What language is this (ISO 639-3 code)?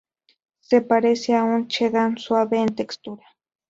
spa